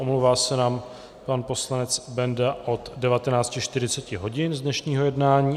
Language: Czech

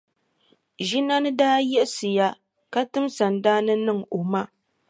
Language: Dagbani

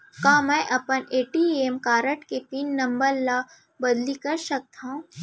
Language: Chhattisgarhi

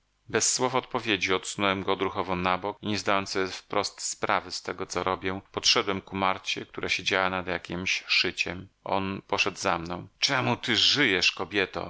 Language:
Polish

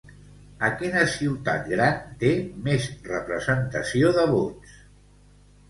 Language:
Catalan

